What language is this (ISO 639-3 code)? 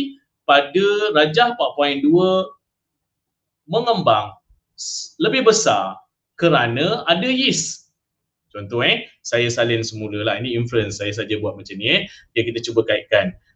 msa